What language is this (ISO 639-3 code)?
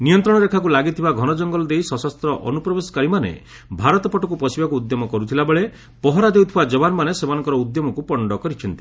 ori